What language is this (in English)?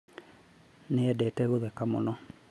Kikuyu